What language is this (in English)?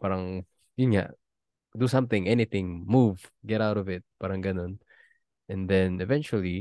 Filipino